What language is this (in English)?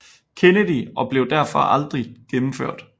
Danish